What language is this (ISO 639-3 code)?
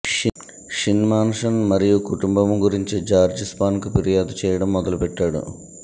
tel